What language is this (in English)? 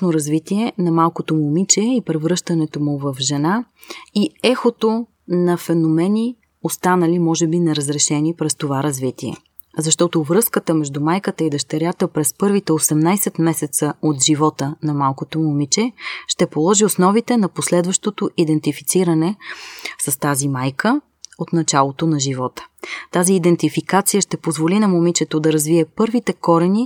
Bulgarian